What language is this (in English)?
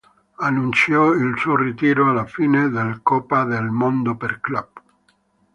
Italian